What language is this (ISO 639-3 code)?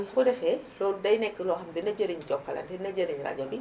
wol